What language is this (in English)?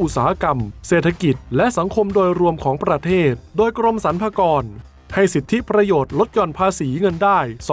Thai